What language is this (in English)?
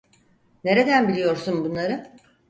Turkish